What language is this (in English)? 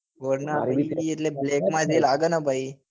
Gujarati